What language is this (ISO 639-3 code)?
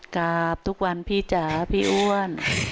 tha